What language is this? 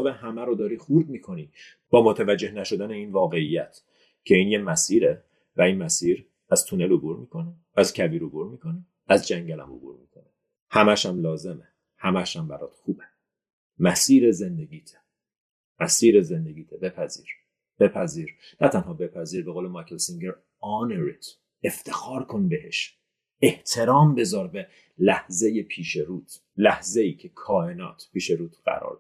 Persian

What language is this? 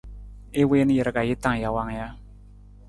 Nawdm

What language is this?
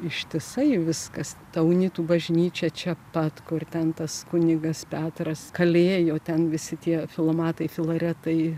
Lithuanian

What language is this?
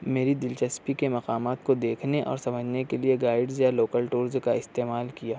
Urdu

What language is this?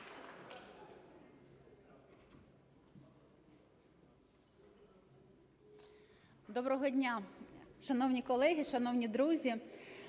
Ukrainian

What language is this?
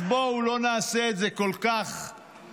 Hebrew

